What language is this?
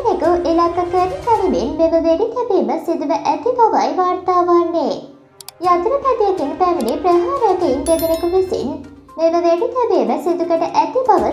Turkish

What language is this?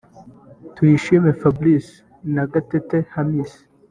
Kinyarwanda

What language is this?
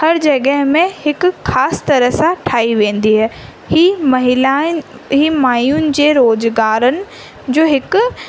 Sindhi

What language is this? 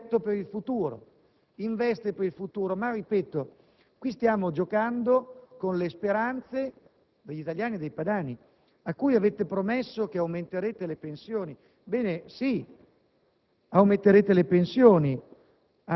Italian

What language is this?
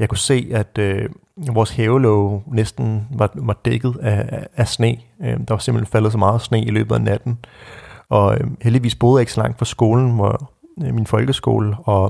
Danish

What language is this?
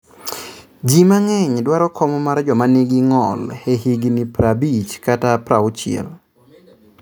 Luo (Kenya and Tanzania)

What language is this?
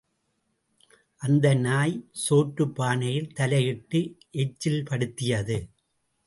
Tamil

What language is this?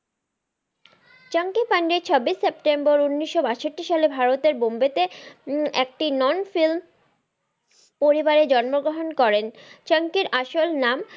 Bangla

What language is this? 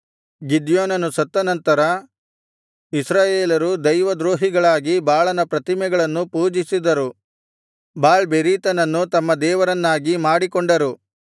Kannada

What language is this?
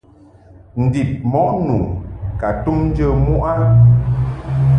Mungaka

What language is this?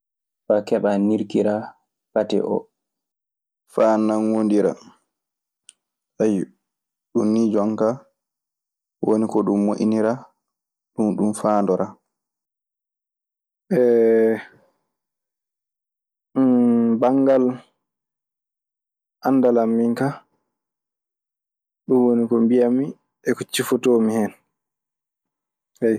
Maasina Fulfulde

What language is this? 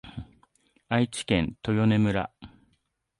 Japanese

